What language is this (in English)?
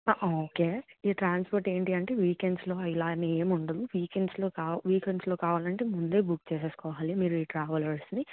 Telugu